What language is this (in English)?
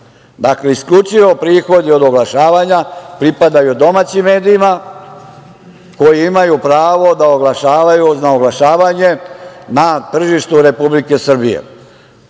Serbian